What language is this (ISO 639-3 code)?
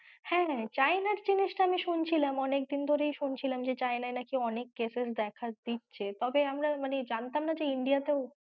ben